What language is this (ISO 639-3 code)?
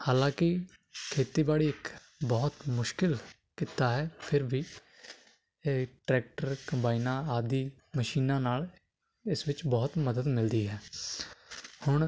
pan